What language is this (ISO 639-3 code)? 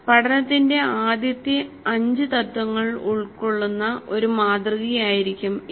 mal